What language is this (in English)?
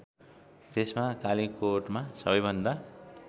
Nepali